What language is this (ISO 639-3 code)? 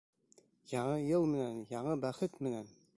bak